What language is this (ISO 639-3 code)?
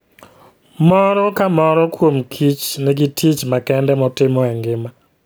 luo